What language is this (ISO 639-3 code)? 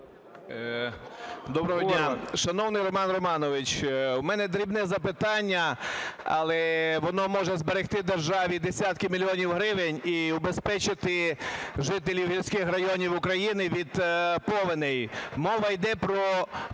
ukr